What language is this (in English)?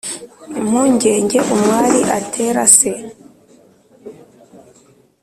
Kinyarwanda